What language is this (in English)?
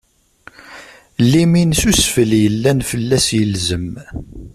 Kabyle